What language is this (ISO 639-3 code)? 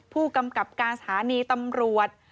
tha